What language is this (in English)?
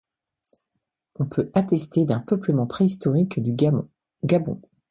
French